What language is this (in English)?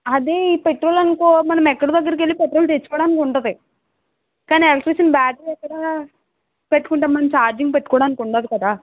Telugu